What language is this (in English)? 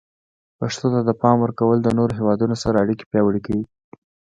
Pashto